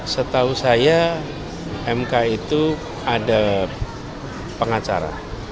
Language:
Indonesian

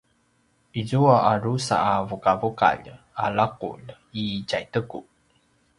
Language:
Paiwan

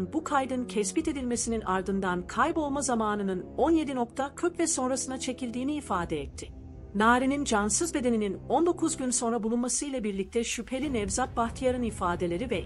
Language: Turkish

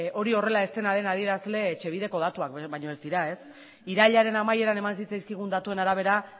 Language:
Basque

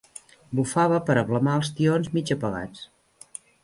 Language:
Catalan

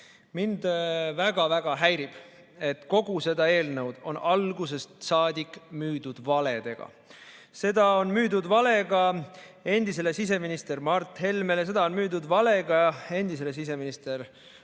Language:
Estonian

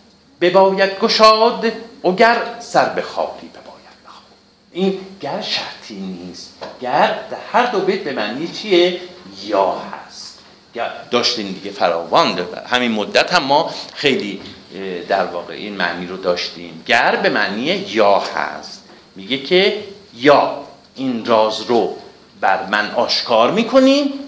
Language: Persian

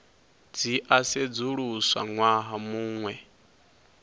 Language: Venda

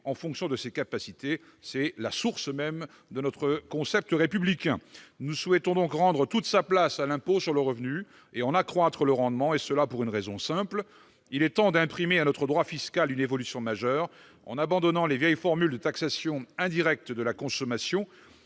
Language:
French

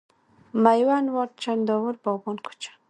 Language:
Pashto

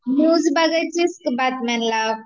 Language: Marathi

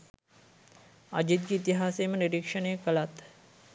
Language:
Sinhala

